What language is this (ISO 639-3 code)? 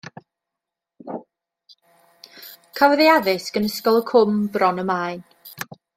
cym